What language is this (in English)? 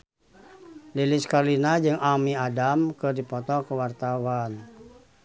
Sundanese